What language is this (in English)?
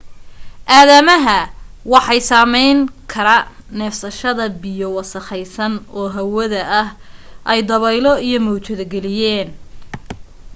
Somali